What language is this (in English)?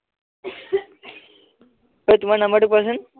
Assamese